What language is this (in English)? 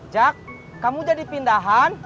Indonesian